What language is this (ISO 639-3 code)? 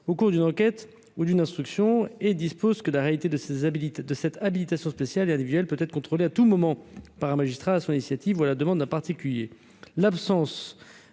fra